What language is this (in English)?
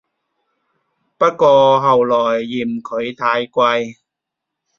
Cantonese